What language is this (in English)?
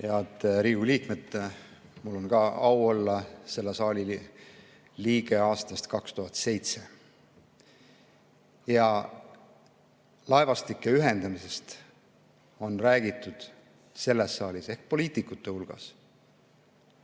Estonian